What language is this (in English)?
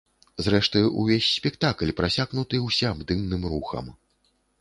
Belarusian